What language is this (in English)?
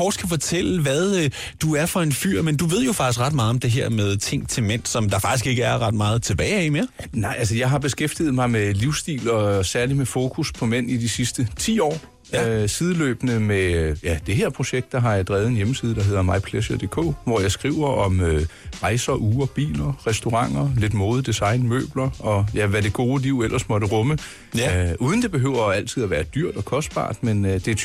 Danish